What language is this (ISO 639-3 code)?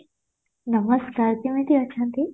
ori